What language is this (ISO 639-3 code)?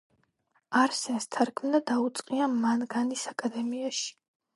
kat